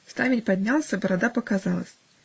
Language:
Russian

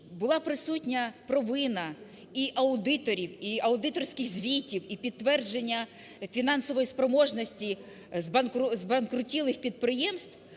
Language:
Ukrainian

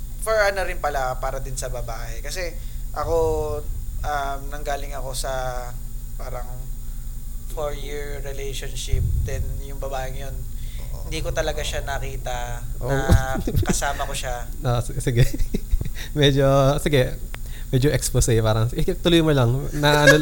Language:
Filipino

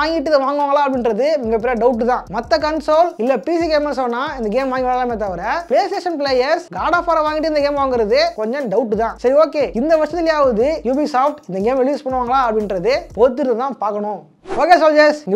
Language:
Tamil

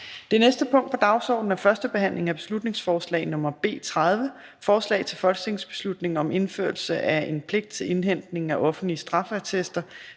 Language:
Danish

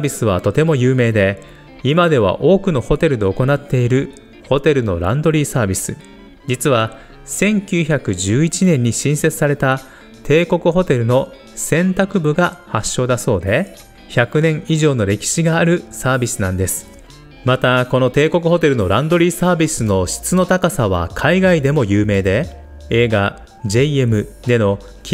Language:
Japanese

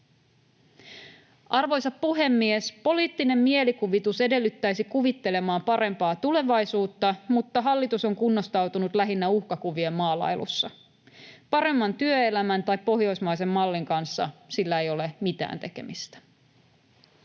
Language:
Finnish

